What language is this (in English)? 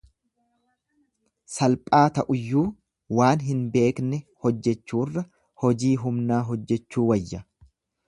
Oromo